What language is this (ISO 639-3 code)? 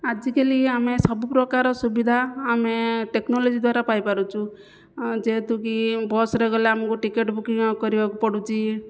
ori